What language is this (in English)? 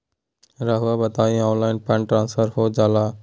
Magahi